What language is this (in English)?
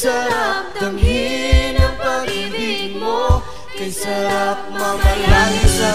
Indonesian